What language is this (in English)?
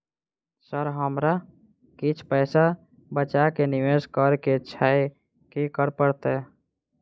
Maithili